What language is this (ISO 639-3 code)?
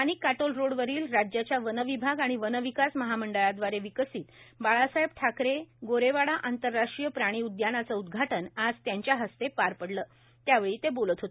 mar